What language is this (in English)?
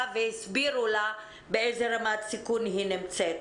Hebrew